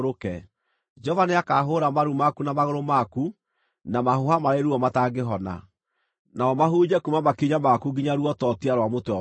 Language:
Kikuyu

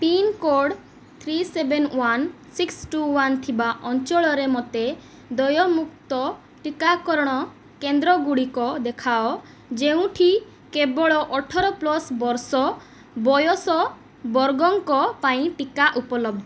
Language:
Odia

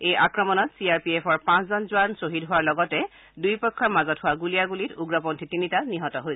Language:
Assamese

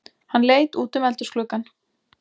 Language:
Icelandic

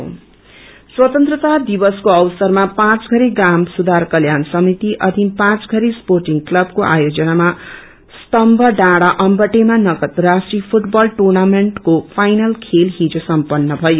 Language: Nepali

